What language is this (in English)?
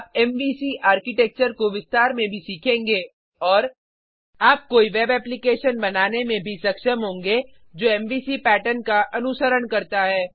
Hindi